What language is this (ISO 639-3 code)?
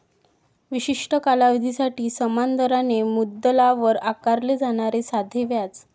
mar